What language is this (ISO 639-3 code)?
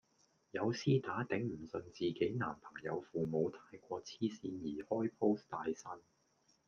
yue